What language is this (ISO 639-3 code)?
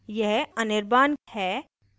hin